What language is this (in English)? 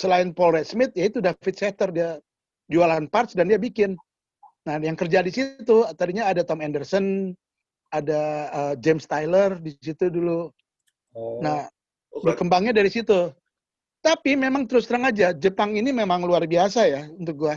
Indonesian